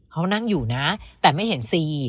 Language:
Thai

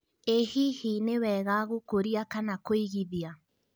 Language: Kikuyu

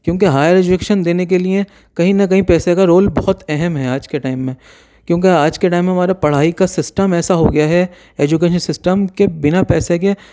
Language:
Urdu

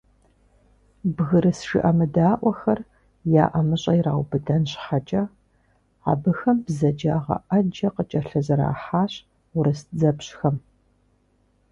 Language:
Kabardian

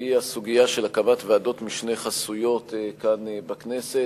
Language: Hebrew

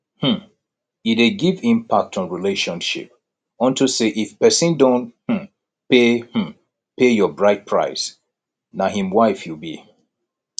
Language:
Nigerian Pidgin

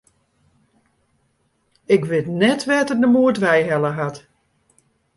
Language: Western Frisian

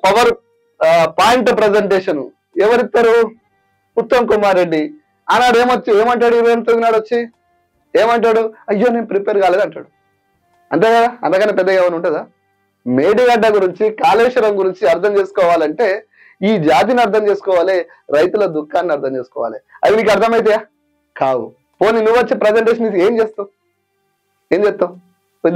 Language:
Telugu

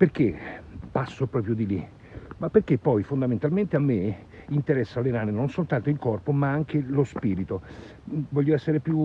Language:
Italian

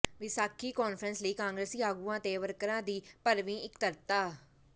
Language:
Punjabi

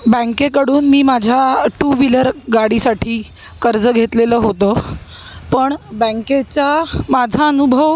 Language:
Marathi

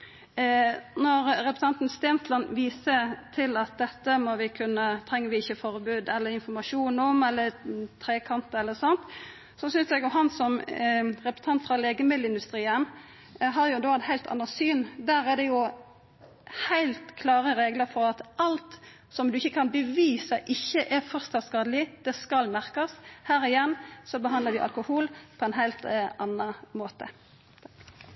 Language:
Norwegian Nynorsk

